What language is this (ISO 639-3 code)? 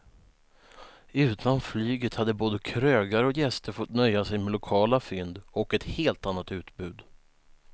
swe